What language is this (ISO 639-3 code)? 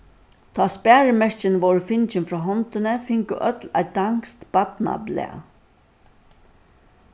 fao